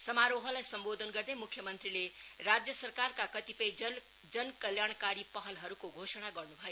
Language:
Nepali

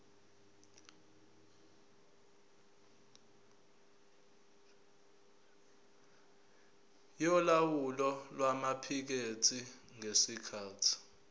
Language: Zulu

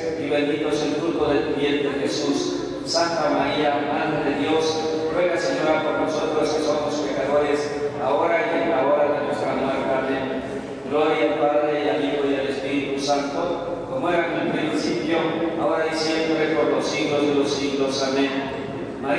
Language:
Spanish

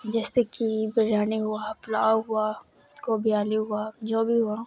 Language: Urdu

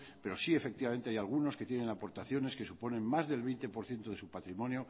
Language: Spanish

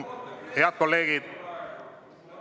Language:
Estonian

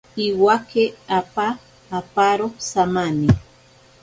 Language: Ashéninka Perené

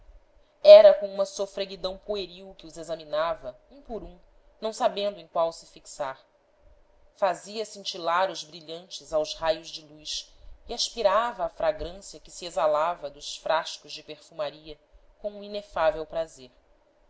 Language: Portuguese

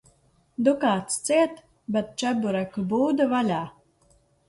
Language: Latvian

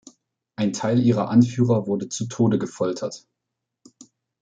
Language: German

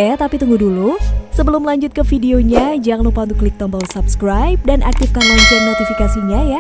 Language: Indonesian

